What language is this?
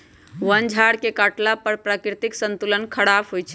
Magahi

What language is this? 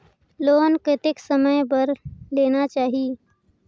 Chhattisgarhi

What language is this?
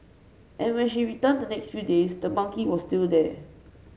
English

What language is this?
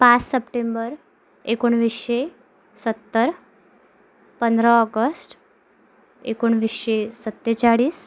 Marathi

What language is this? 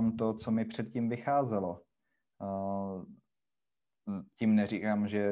Czech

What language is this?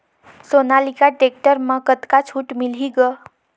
Chhattisgarhi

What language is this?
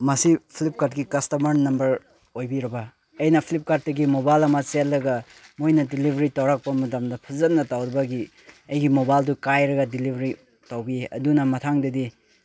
Manipuri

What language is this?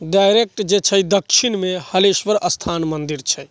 Maithili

